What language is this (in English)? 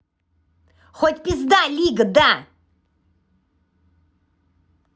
Russian